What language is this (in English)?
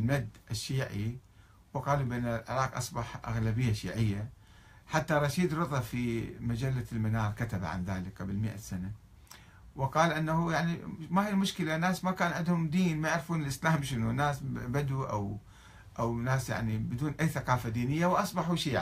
Arabic